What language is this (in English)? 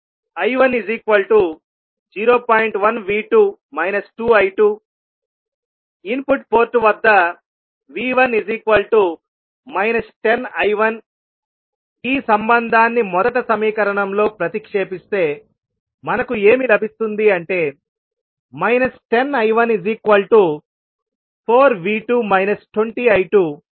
Telugu